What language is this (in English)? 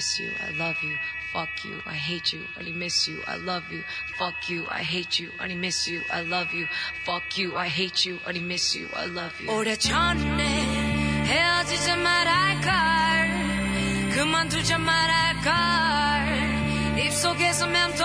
Korean